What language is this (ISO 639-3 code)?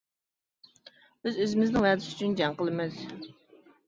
uig